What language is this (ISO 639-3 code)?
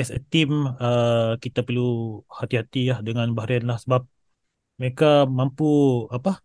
msa